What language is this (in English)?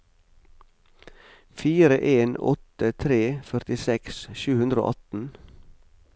Norwegian